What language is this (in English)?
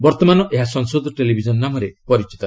Odia